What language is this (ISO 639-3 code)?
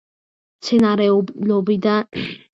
kat